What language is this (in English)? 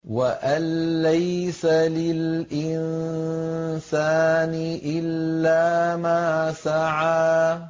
Arabic